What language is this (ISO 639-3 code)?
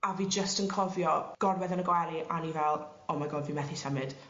cym